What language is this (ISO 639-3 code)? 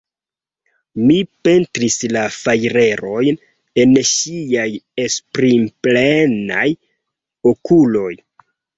epo